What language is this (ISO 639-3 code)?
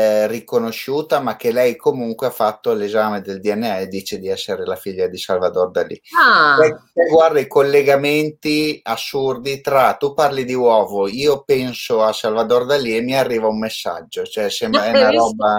ita